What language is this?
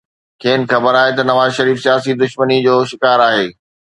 Sindhi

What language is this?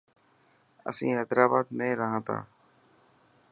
Dhatki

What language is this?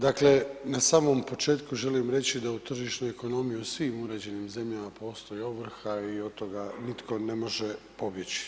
Croatian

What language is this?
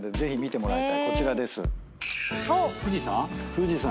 Japanese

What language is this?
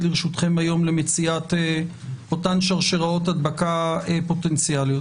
Hebrew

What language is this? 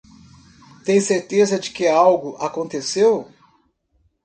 Portuguese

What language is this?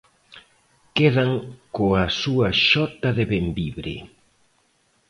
Galician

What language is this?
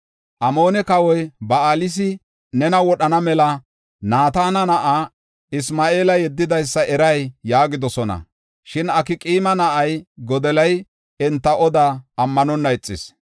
Gofa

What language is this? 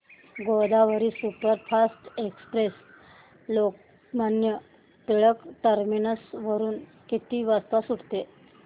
Marathi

